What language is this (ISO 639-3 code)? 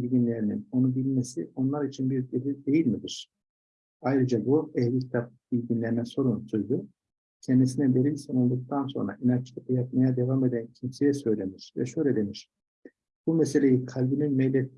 tur